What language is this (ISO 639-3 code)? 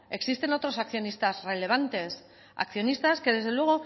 spa